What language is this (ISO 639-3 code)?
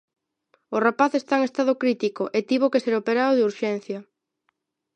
glg